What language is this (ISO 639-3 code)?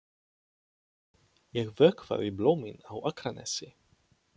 isl